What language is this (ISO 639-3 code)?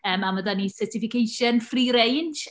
cym